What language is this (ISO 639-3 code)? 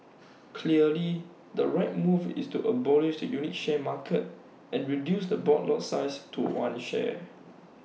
eng